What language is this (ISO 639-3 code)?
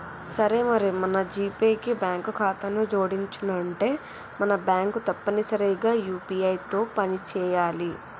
tel